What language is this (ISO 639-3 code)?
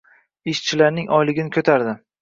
uzb